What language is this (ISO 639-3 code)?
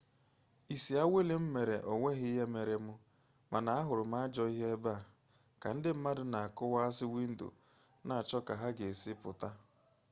ibo